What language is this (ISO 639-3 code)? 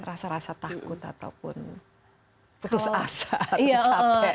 ind